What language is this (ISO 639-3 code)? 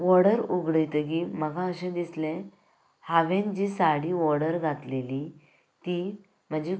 kok